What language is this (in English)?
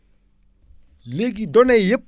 Wolof